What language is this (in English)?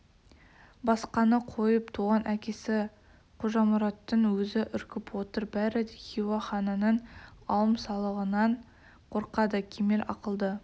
Kazakh